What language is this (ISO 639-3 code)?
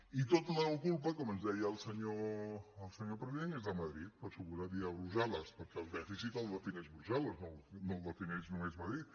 cat